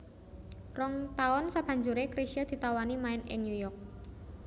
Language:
Javanese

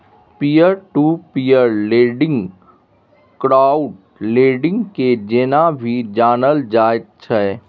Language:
Maithili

